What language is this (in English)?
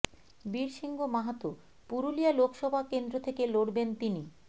Bangla